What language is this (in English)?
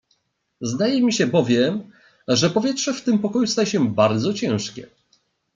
Polish